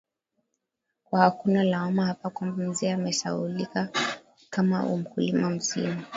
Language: Swahili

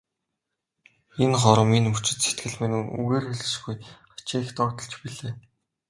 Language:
Mongolian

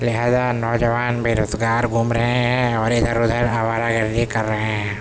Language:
Urdu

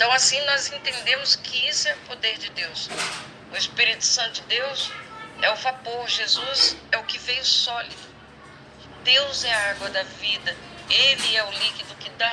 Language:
Portuguese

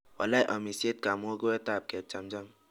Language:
Kalenjin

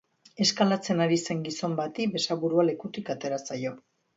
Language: Basque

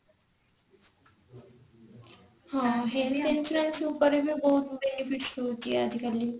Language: Odia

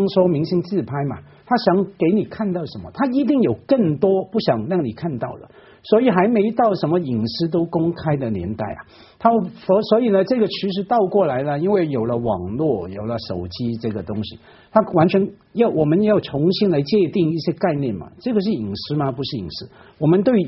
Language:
Chinese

